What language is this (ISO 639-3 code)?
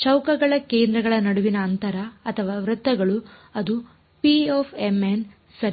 kan